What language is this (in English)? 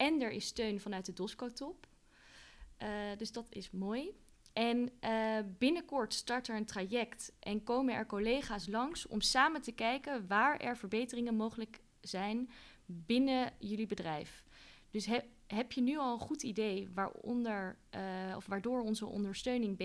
Dutch